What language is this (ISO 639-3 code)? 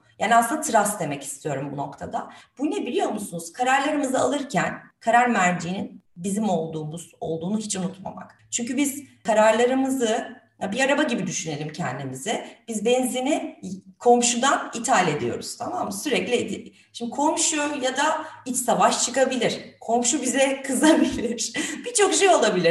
tur